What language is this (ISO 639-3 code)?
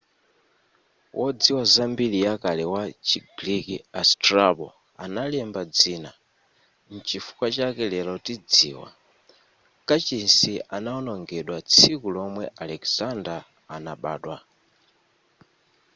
nya